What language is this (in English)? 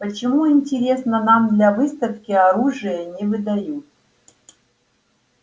Russian